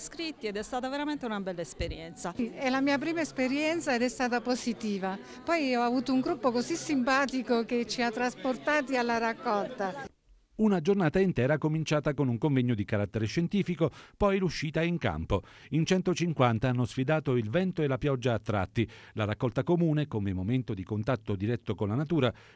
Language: Italian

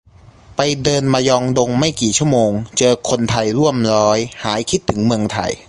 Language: Thai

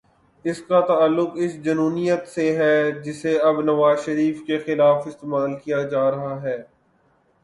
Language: Urdu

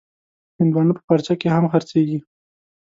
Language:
Pashto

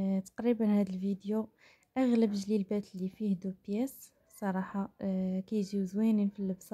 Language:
Arabic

